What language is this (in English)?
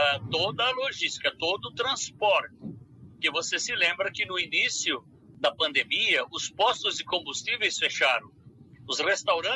Portuguese